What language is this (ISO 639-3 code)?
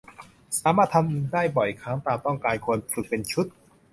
tha